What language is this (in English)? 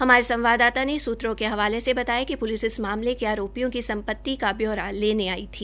Hindi